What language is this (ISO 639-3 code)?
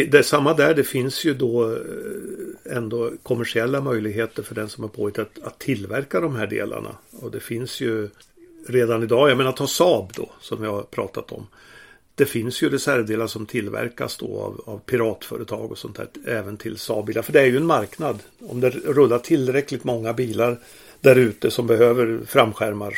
swe